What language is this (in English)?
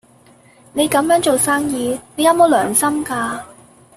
Cantonese